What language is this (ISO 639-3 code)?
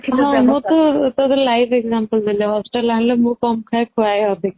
ori